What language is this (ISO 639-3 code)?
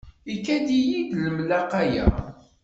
kab